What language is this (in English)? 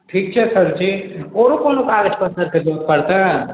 Maithili